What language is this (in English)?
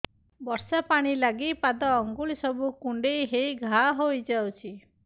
Odia